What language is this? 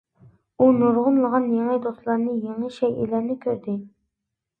Uyghur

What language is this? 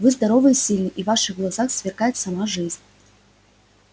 Russian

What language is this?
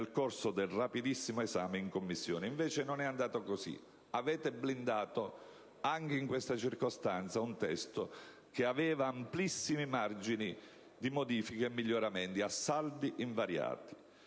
Italian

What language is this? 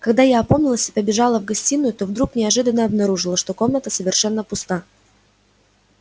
Russian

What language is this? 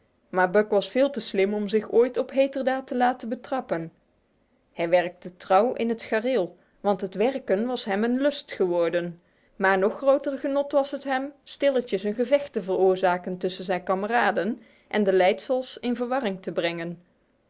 Dutch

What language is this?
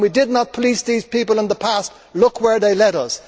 English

